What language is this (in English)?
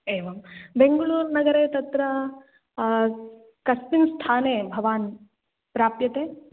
Sanskrit